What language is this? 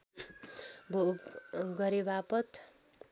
Nepali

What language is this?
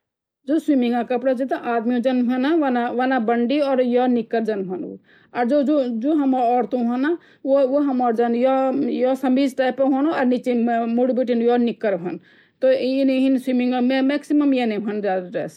Garhwali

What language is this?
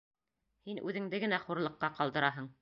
Bashkir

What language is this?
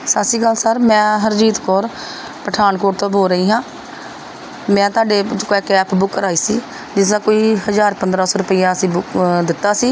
Punjabi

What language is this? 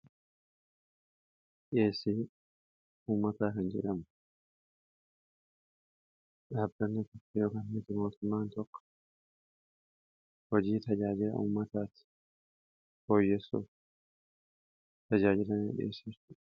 Oromo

